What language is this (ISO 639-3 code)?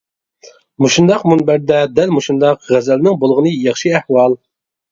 uig